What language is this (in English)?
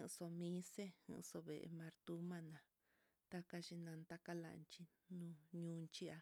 Mitlatongo Mixtec